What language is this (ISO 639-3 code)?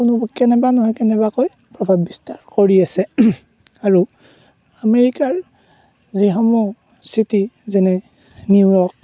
asm